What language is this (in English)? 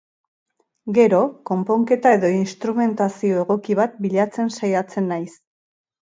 Basque